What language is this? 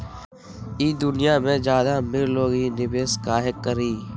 Magahi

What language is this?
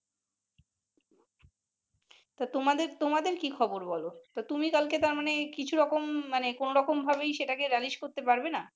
Bangla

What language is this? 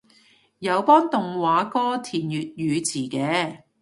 Cantonese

